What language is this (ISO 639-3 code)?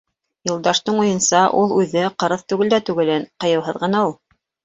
bak